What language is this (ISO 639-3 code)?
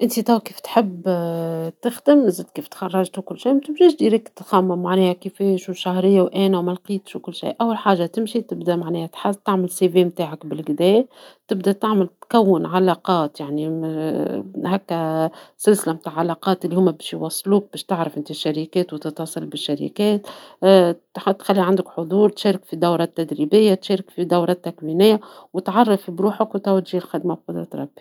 aeb